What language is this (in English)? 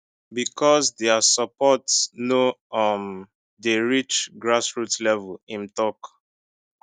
Nigerian Pidgin